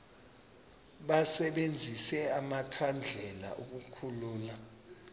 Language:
Xhosa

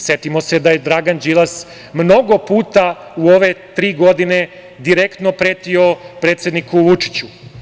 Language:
Serbian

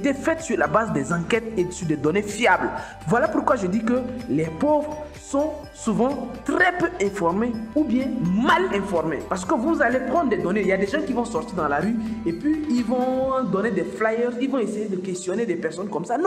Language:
French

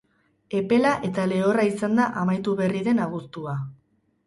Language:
Basque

